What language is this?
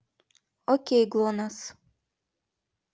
Russian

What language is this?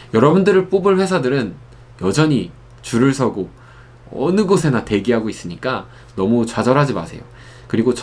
Korean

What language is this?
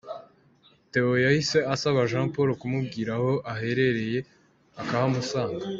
Kinyarwanda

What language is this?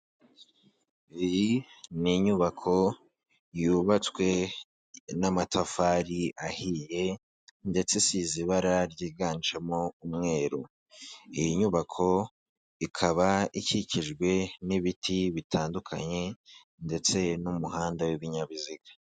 Kinyarwanda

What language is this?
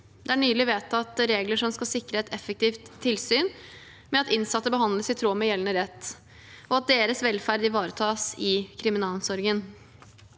Norwegian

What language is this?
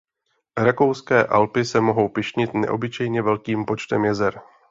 Czech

